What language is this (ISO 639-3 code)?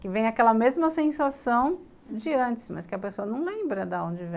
por